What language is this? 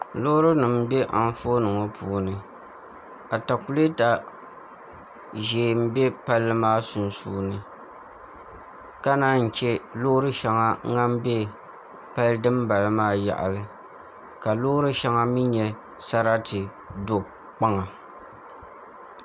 Dagbani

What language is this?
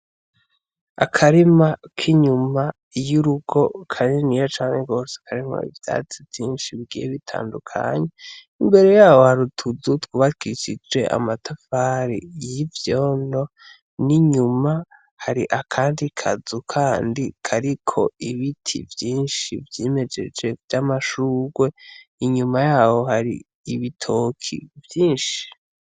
Rundi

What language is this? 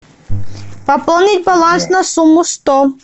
Russian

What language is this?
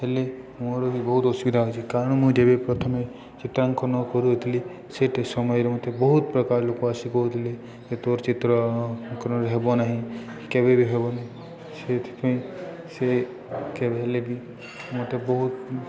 Odia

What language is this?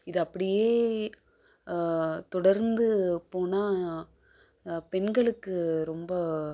Tamil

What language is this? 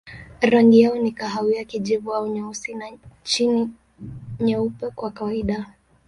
Swahili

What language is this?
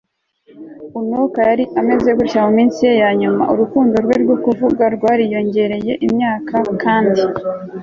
Kinyarwanda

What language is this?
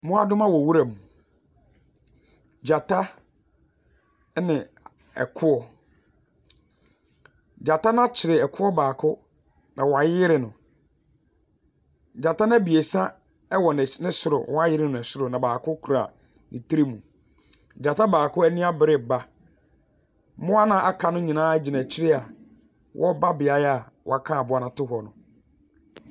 Akan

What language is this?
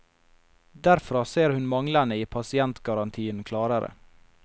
Norwegian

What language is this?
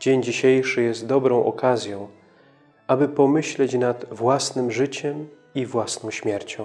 Polish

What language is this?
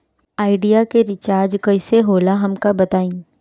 Bhojpuri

